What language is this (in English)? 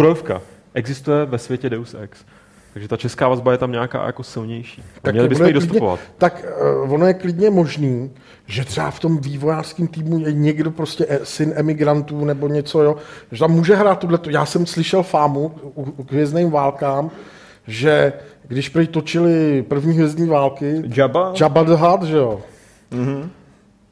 Czech